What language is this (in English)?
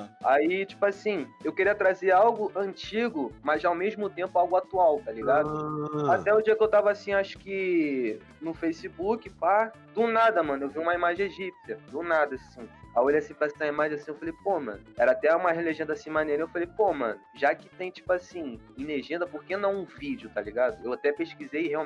Portuguese